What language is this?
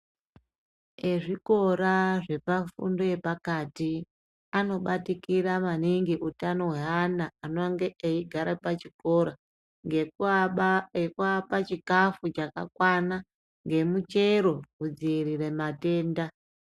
Ndau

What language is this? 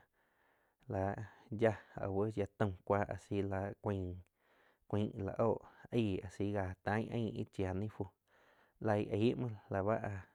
Quiotepec Chinantec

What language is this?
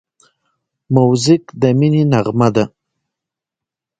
Pashto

